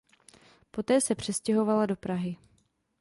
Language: Czech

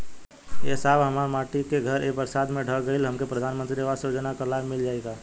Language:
Bhojpuri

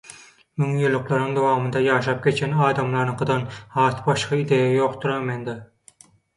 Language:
Turkmen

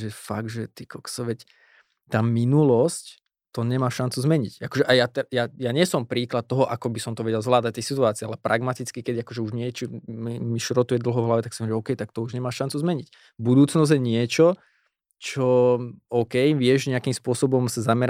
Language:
Slovak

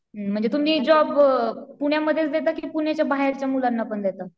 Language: Marathi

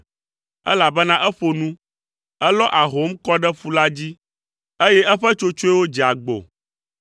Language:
Ewe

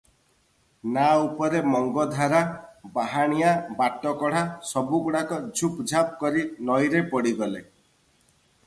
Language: Odia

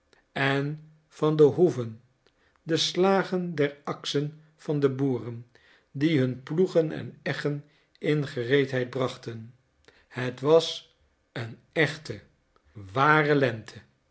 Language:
Dutch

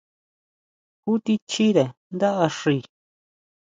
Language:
Huautla Mazatec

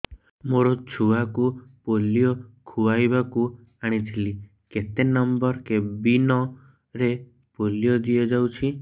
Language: Odia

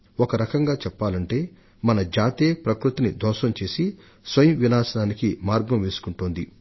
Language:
Telugu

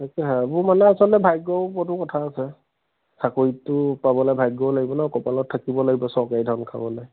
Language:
Assamese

